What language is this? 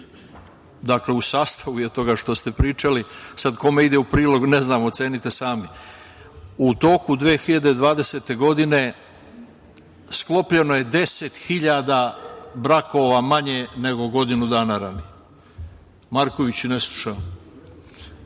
Serbian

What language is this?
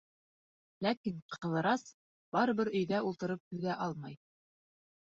Bashkir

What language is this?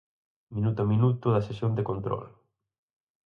Galician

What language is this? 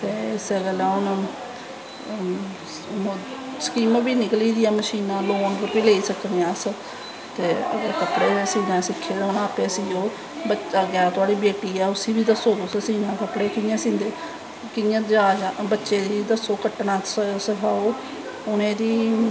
Dogri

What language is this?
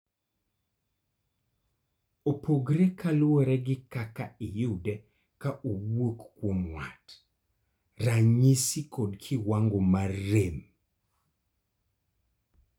Luo (Kenya and Tanzania)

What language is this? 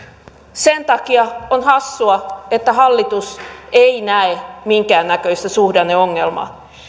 Finnish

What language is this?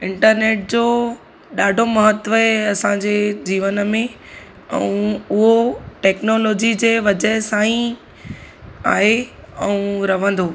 Sindhi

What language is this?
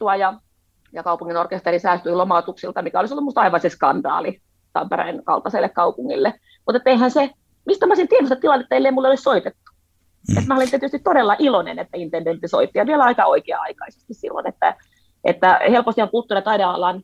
Finnish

